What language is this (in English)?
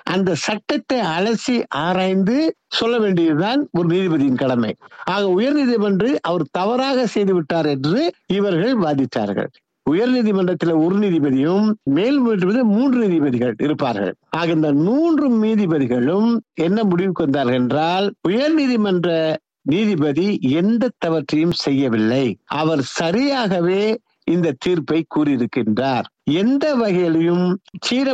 Tamil